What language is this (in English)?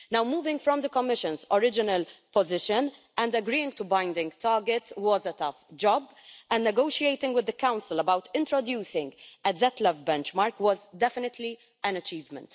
English